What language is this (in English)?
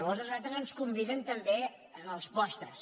Catalan